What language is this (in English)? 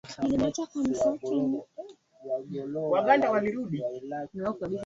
Swahili